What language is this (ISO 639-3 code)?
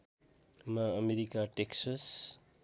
nep